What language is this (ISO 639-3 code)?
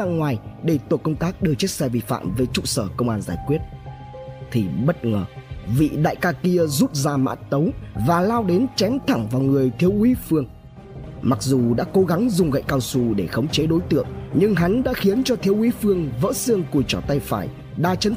vie